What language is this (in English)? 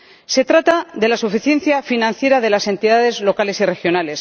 Spanish